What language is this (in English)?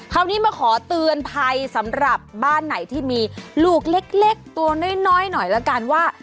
Thai